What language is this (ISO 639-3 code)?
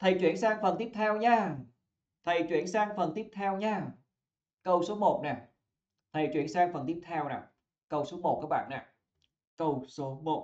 vie